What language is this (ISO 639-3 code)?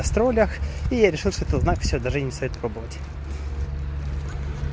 rus